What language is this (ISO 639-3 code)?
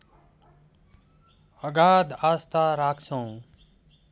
nep